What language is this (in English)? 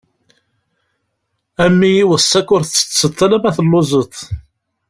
Kabyle